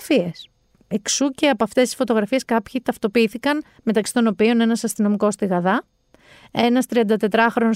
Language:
Greek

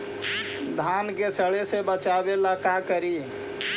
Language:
Magahi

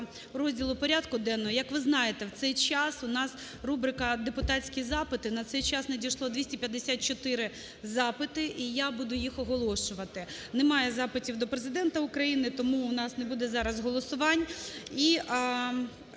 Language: Ukrainian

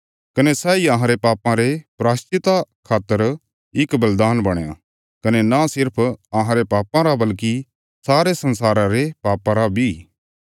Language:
Bilaspuri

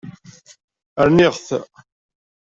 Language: Kabyle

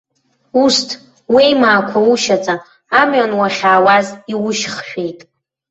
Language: Abkhazian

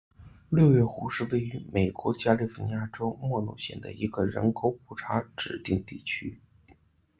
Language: Chinese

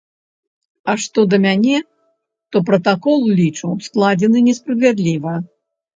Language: Belarusian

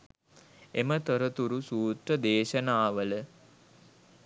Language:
Sinhala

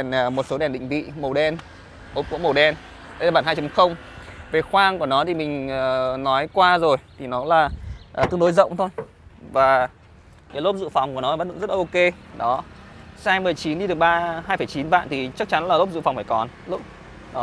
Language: Vietnamese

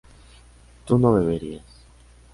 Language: Spanish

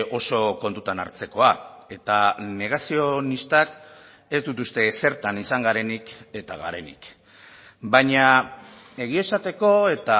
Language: Basque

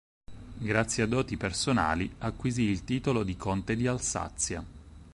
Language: Italian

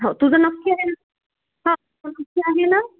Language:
Marathi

